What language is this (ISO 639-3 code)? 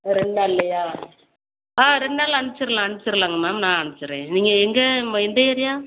tam